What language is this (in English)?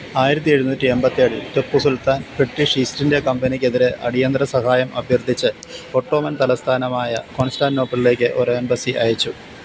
Malayalam